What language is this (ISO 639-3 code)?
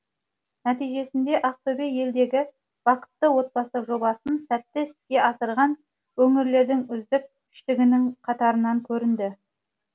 kaz